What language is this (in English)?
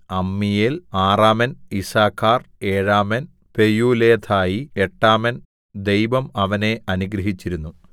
Malayalam